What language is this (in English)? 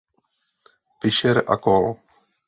Czech